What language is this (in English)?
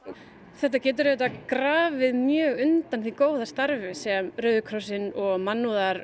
Icelandic